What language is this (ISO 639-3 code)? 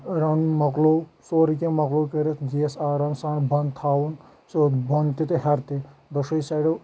kas